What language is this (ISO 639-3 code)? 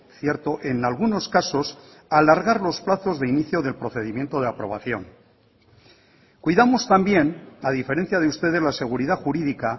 spa